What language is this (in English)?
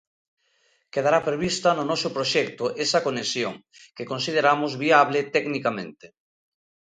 Galician